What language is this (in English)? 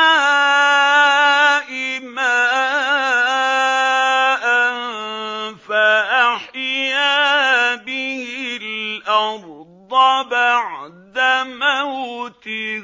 Arabic